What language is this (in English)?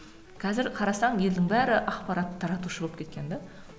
Kazakh